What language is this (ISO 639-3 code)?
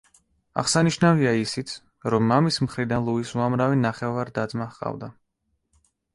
kat